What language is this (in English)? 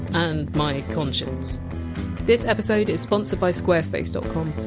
English